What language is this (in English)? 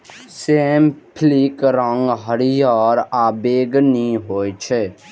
Maithili